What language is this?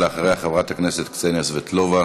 Hebrew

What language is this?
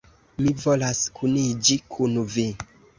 Esperanto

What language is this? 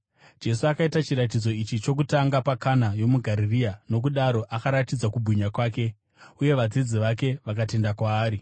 Shona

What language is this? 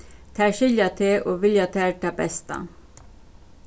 Faroese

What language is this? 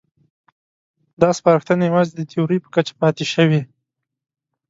Pashto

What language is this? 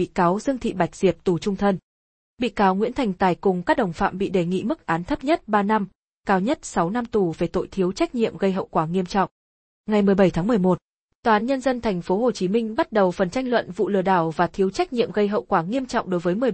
Vietnamese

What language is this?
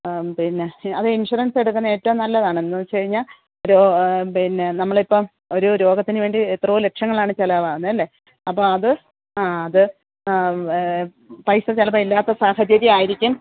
Malayalam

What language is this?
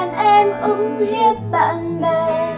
Vietnamese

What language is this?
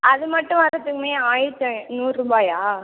Tamil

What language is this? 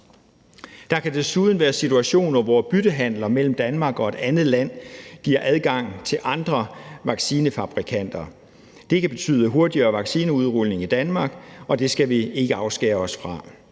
Danish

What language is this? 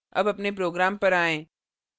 Hindi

